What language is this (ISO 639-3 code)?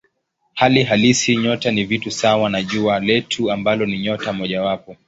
swa